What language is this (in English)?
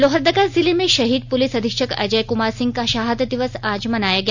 Hindi